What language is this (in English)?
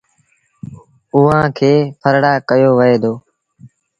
Sindhi Bhil